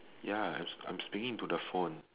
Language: English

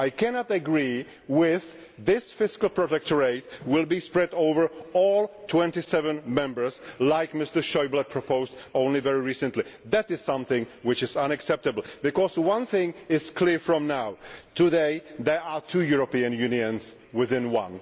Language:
English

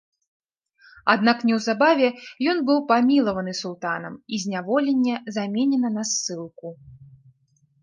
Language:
Belarusian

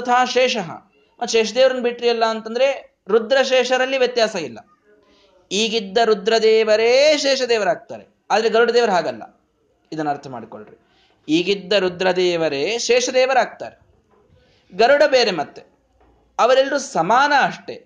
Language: Kannada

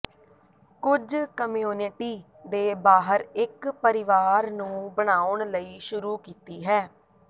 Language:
Punjabi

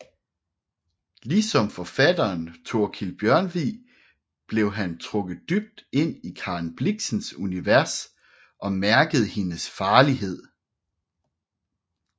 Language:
Danish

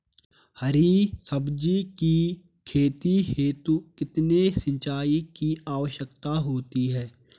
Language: Hindi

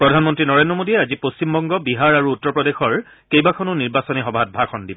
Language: Assamese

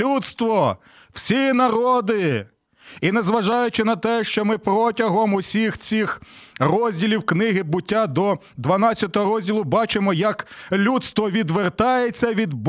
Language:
Ukrainian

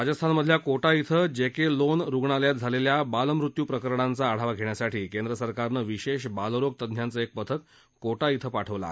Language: Marathi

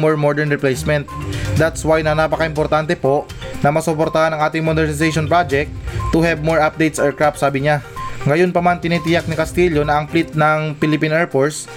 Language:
Filipino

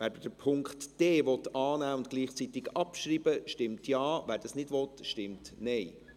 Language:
Swiss German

